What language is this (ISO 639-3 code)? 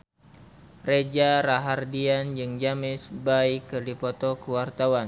sun